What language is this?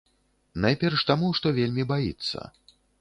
Belarusian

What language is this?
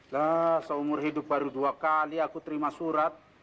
Indonesian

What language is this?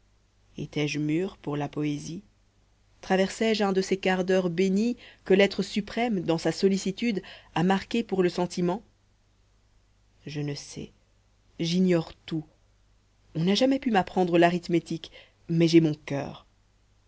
French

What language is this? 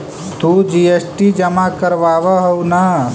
Magahi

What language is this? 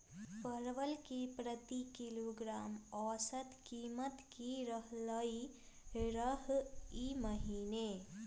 Magahi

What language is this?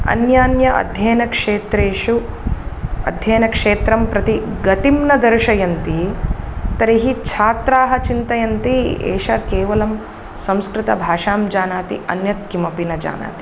Sanskrit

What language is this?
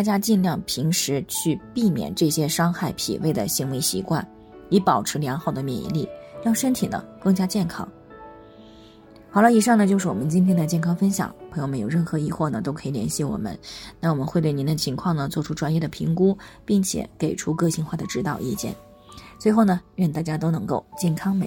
Chinese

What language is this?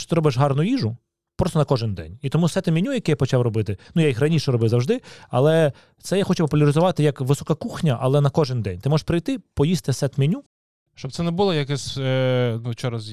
Ukrainian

